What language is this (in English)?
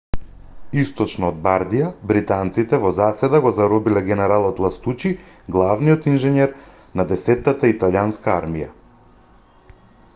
Macedonian